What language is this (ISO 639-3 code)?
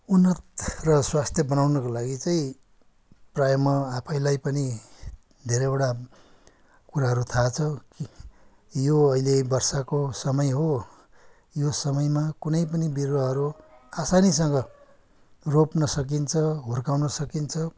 nep